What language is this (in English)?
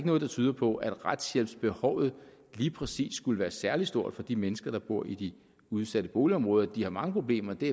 Danish